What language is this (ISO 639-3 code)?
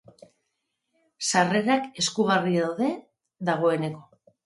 eus